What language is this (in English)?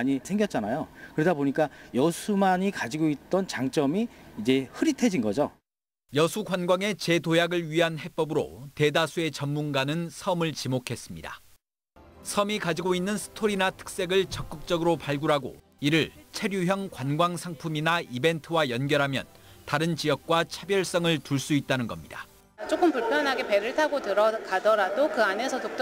Korean